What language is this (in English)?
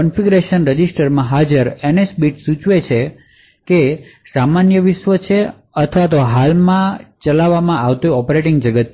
Gujarati